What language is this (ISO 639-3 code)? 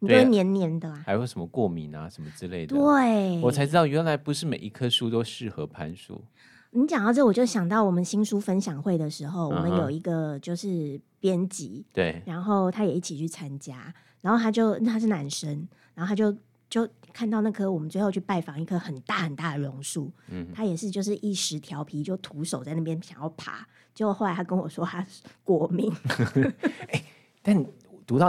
zho